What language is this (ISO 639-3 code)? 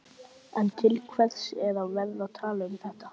isl